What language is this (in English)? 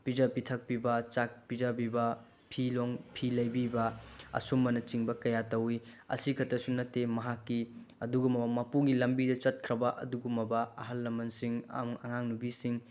Manipuri